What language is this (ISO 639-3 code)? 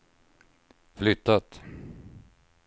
swe